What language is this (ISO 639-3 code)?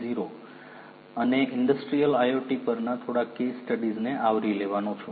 guj